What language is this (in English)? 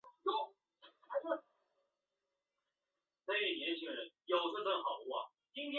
Chinese